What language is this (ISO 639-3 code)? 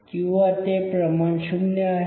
mar